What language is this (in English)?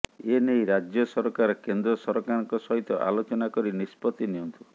Odia